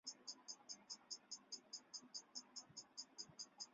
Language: Chinese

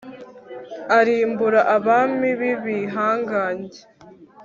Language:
Kinyarwanda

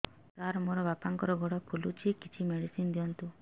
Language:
Odia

